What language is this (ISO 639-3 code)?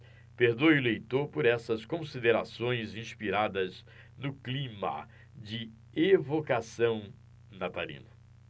por